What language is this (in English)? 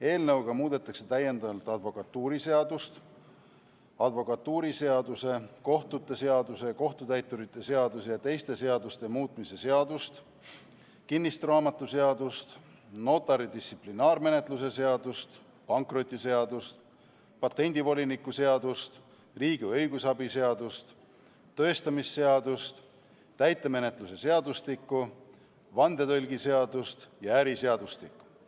Estonian